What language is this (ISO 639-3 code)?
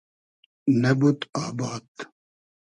haz